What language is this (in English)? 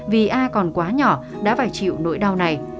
Vietnamese